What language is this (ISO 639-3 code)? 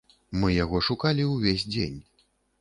bel